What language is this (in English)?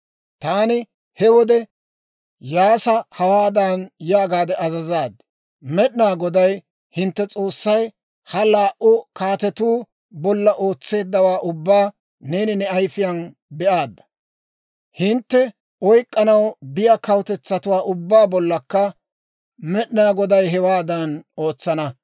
Dawro